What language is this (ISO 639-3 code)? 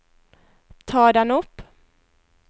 nor